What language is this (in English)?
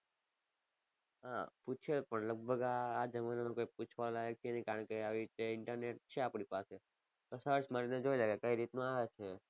Gujarati